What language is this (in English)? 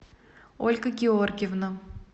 Russian